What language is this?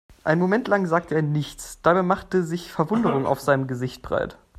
German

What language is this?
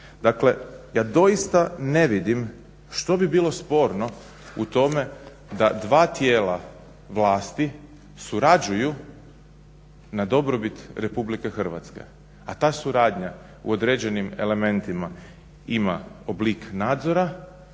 Croatian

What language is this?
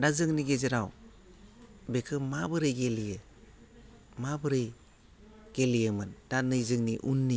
Bodo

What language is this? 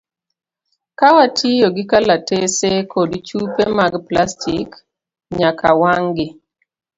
Luo (Kenya and Tanzania)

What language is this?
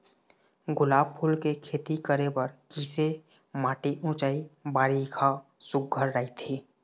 Chhattisgarhi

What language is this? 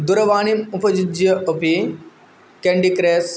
Sanskrit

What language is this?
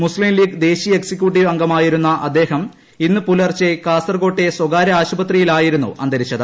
Malayalam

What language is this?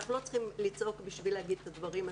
Hebrew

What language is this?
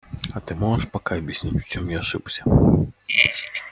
Russian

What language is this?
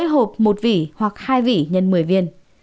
Vietnamese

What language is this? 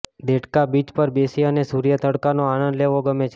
Gujarati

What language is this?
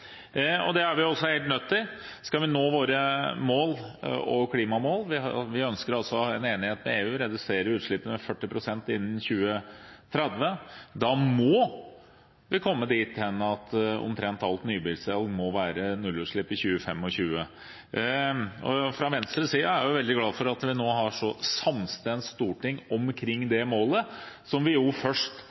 Norwegian Bokmål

